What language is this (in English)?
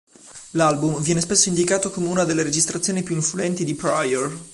Italian